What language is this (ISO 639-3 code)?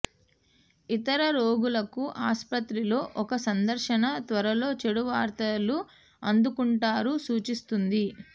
tel